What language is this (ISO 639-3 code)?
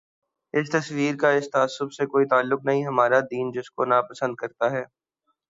urd